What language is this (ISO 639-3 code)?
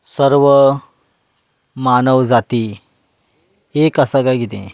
kok